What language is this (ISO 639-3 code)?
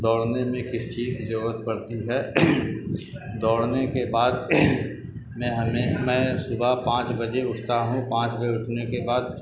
urd